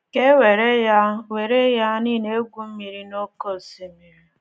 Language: Igbo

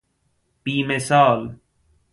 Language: Persian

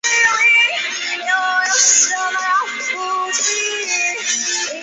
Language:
Chinese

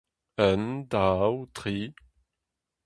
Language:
Breton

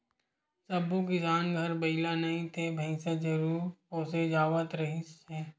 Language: Chhattisgarhi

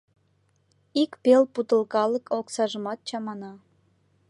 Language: Mari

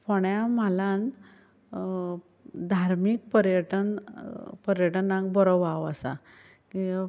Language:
Konkani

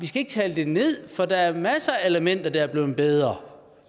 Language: Danish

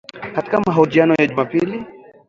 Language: Swahili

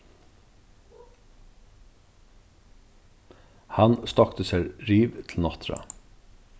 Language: Faroese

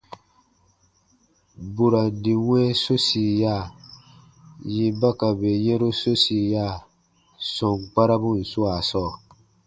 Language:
Baatonum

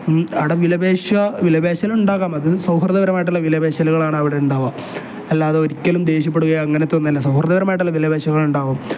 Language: Malayalam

